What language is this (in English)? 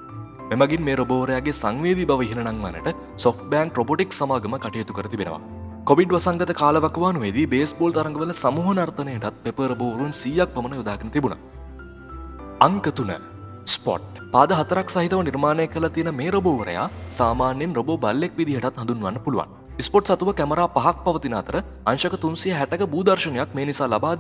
Sinhala